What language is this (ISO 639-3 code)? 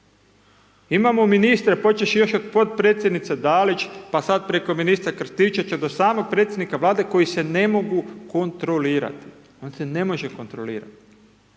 hrv